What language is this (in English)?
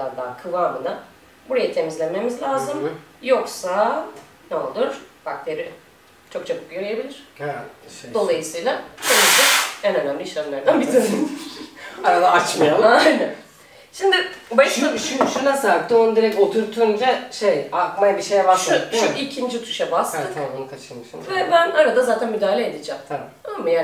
Turkish